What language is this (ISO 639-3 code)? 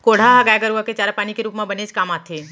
hne